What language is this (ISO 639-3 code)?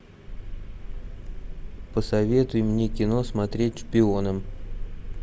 rus